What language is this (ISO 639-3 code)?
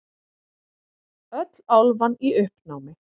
isl